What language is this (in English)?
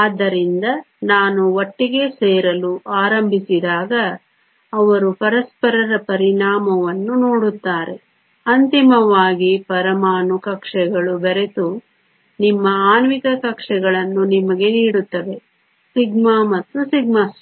Kannada